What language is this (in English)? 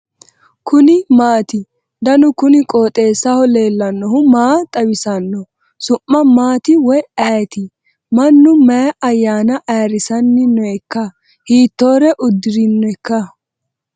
Sidamo